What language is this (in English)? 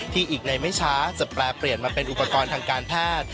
Thai